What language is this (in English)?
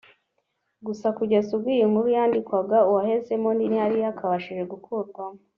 Kinyarwanda